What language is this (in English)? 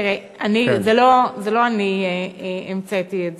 Hebrew